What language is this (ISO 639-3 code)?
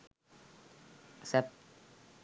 sin